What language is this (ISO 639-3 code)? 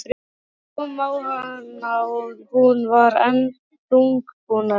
isl